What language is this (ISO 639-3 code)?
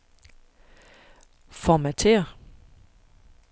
dan